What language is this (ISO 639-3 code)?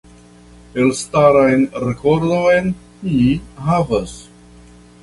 epo